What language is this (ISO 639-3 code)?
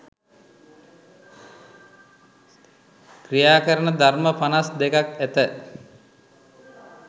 sin